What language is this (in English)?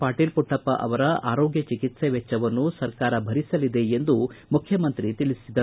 Kannada